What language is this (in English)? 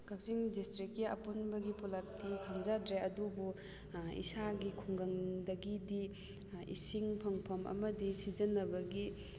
Manipuri